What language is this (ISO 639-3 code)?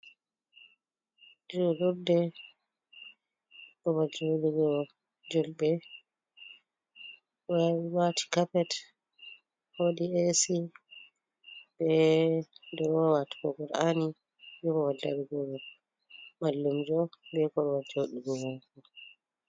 ful